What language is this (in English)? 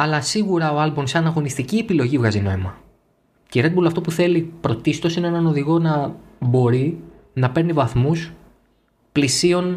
Greek